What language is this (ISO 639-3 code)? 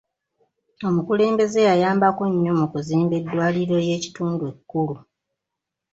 lug